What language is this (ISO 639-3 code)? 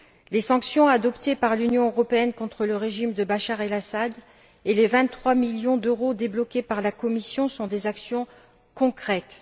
fra